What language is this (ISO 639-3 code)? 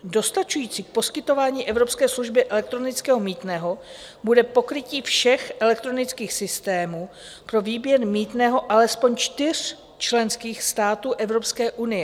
ces